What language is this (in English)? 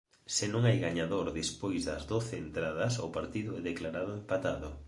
Galician